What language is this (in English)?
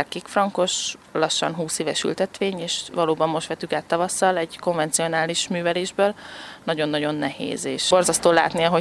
Hungarian